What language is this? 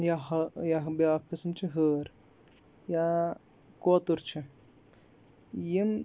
Kashmiri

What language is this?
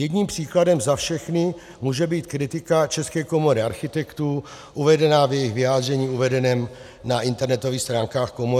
Czech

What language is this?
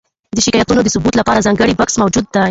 Pashto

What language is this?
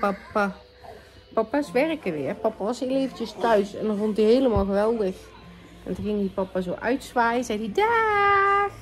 Dutch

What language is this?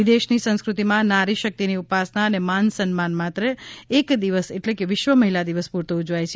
Gujarati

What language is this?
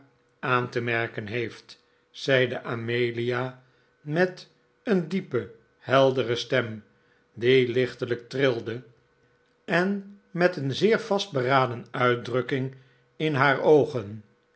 Dutch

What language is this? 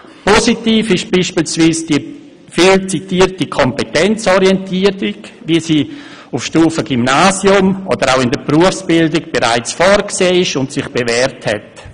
Swiss German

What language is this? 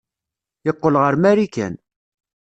Kabyle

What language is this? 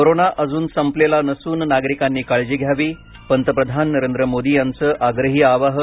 Marathi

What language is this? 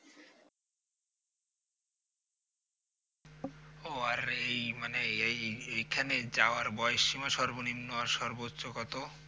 Bangla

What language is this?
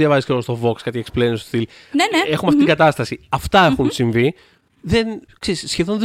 Greek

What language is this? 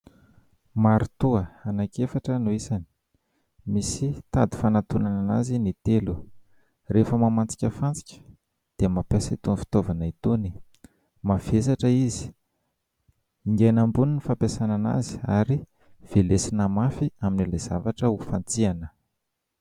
Malagasy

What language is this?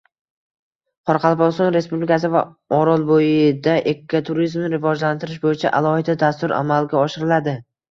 Uzbek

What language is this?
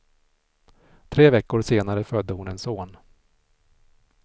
Swedish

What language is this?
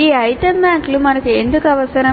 Telugu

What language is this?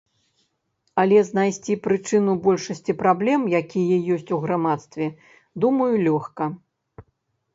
Belarusian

